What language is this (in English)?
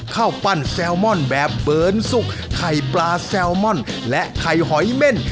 Thai